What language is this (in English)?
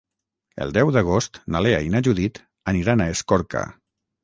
Catalan